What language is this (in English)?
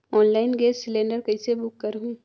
Chhattisgarhi